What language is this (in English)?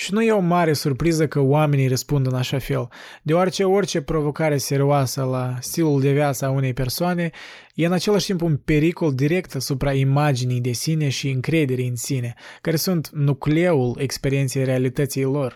Romanian